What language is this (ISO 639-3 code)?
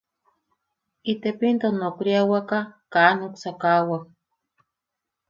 yaq